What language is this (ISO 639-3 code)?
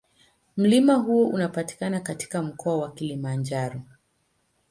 swa